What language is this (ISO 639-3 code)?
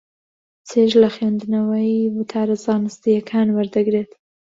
ckb